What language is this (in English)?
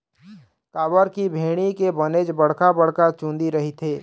Chhattisgarhi